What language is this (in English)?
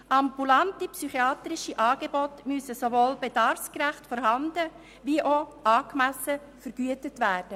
Swiss German